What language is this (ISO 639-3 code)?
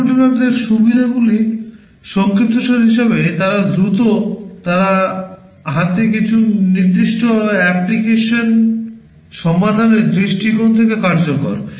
ben